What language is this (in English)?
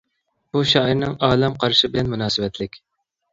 Uyghur